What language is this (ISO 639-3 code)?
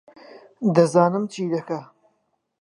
ckb